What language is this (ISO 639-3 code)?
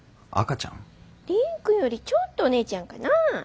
jpn